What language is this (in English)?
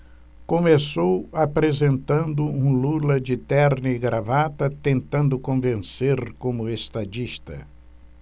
Portuguese